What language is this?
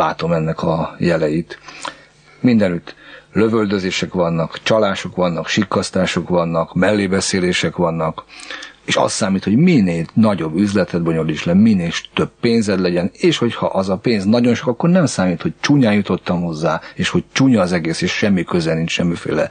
Hungarian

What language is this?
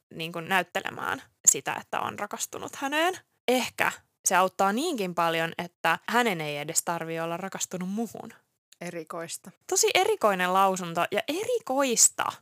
Finnish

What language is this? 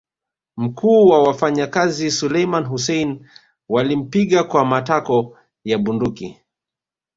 Swahili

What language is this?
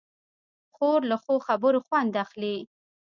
Pashto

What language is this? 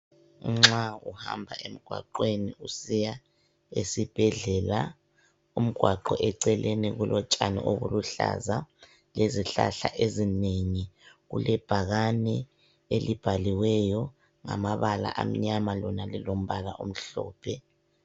North Ndebele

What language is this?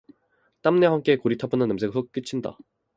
Korean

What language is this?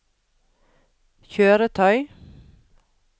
Norwegian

